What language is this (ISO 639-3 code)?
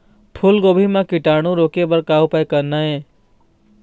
hne